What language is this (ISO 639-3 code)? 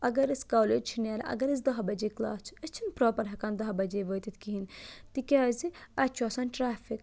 kas